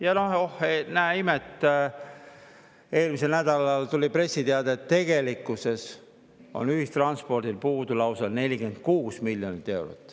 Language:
Estonian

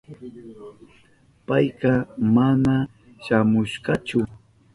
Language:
Southern Pastaza Quechua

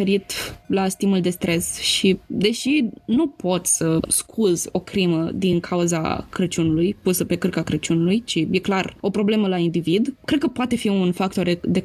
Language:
Romanian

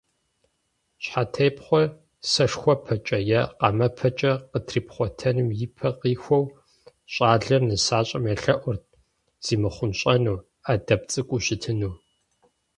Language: Kabardian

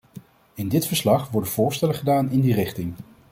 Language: Dutch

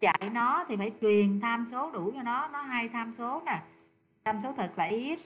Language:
Vietnamese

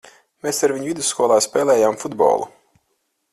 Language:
Latvian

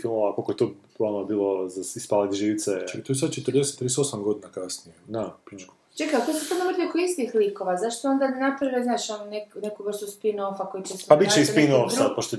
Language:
Croatian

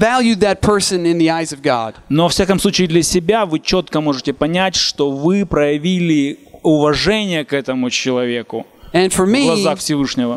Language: Russian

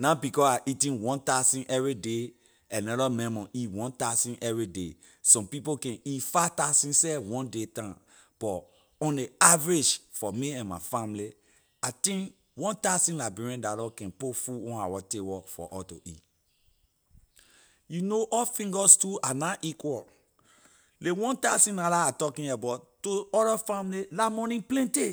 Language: Liberian English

